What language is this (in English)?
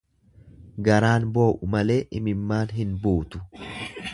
Oromo